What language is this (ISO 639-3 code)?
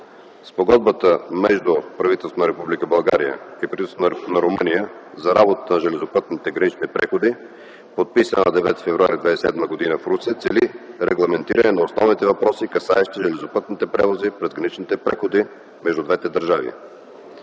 bul